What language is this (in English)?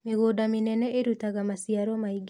Kikuyu